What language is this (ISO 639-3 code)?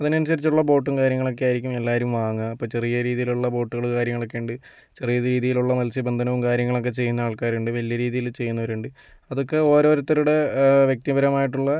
mal